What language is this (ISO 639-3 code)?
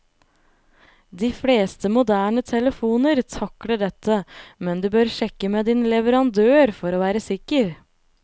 nor